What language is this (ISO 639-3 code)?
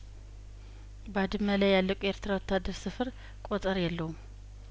amh